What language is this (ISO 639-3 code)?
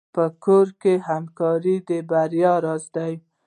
pus